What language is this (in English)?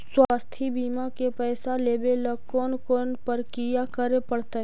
Magahi